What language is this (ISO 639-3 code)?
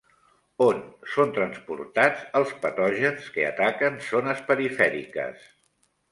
cat